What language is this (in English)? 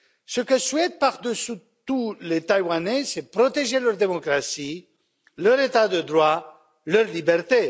French